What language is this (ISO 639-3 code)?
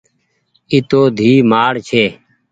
gig